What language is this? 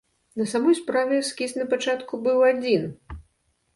Belarusian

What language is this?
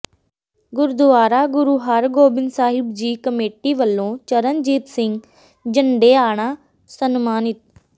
Punjabi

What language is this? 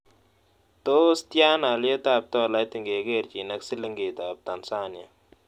Kalenjin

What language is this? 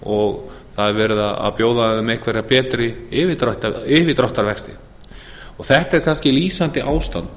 Icelandic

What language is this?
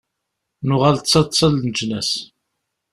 Kabyle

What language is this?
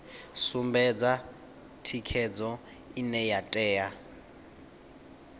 Venda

